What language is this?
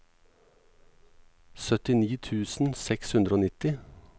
Norwegian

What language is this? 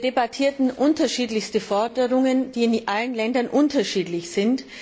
German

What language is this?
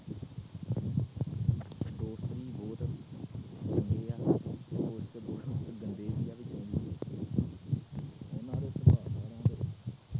Punjabi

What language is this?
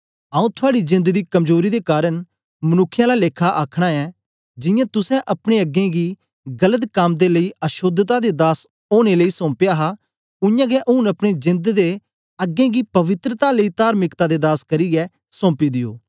Dogri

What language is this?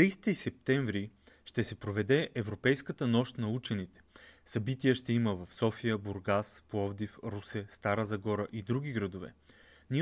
Bulgarian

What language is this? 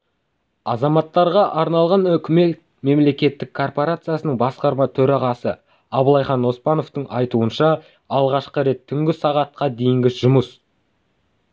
Kazakh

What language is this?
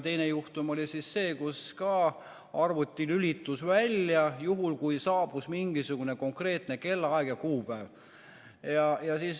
Estonian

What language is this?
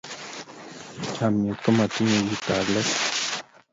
Kalenjin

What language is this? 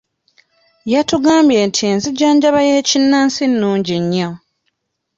Ganda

